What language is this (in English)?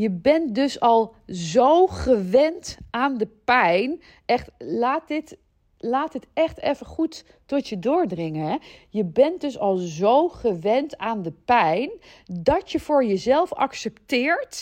Dutch